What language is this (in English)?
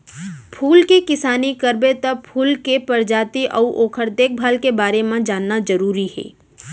Chhattisgarhi